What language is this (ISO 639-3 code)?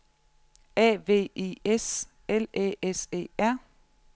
dan